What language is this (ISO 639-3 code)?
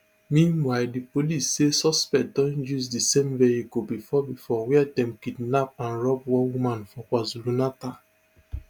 pcm